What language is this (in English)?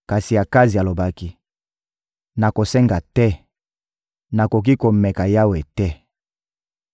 Lingala